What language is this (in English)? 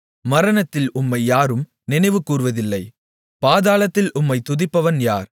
Tamil